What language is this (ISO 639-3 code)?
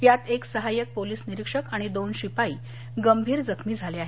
mar